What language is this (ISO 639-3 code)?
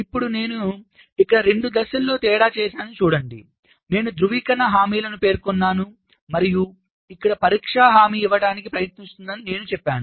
tel